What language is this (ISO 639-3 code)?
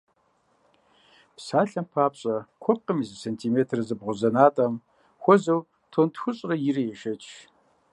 kbd